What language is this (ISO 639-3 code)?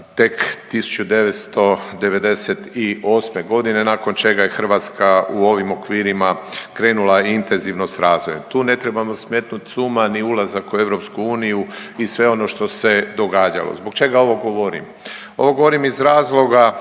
hrv